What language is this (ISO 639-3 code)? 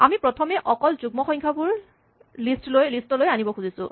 asm